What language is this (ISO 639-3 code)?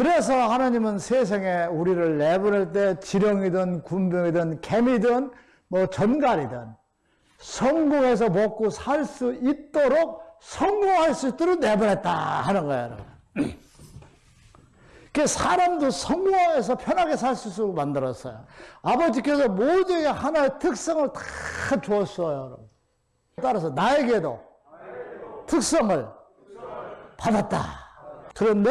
kor